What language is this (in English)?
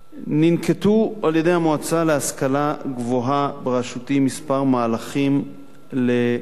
Hebrew